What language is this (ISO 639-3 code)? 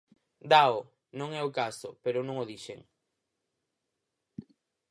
glg